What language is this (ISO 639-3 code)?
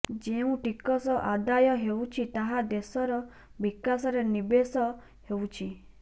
ori